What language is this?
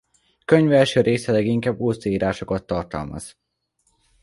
Hungarian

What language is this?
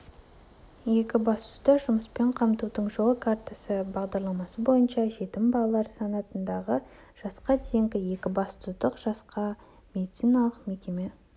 Kazakh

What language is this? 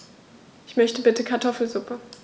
German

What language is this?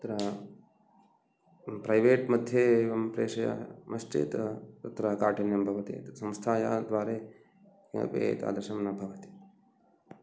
Sanskrit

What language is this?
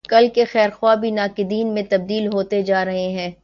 Urdu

